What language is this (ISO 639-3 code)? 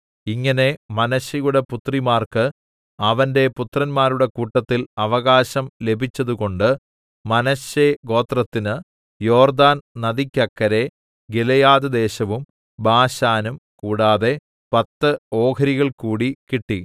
mal